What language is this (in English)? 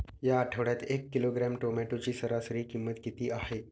Marathi